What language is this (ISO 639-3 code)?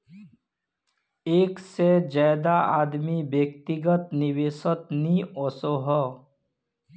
mag